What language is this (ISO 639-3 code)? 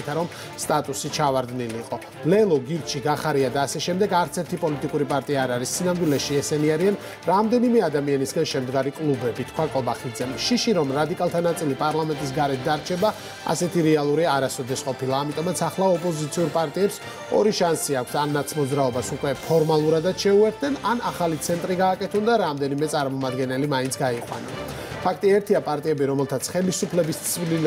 ron